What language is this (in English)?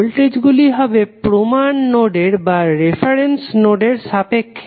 Bangla